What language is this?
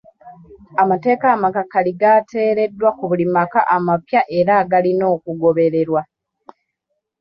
Ganda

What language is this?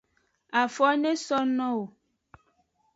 Aja (Benin)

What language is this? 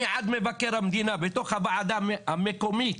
Hebrew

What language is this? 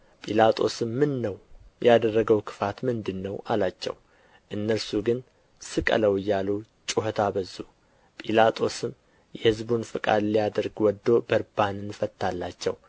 Amharic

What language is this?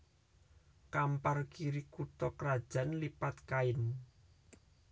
Javanese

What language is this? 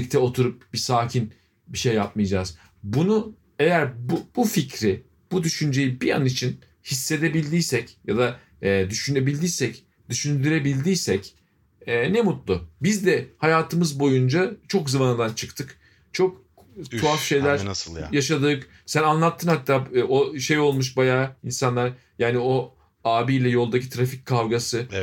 Turkish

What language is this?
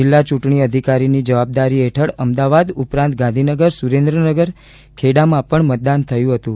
Gujarati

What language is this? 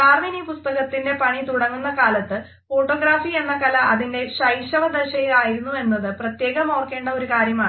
Malayalam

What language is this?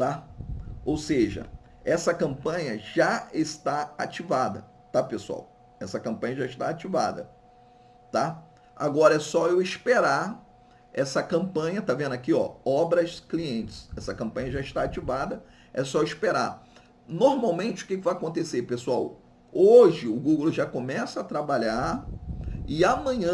Portuguese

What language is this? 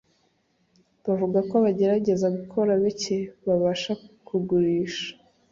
Kinyarwanda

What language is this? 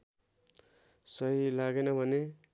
Nepali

